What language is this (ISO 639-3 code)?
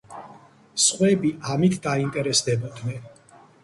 kat